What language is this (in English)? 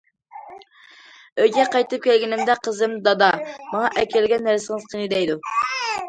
Uyghur